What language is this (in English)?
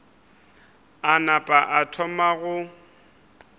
Northern Sotho